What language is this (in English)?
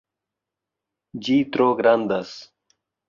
Esperanto